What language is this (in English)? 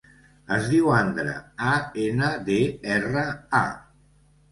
Catalan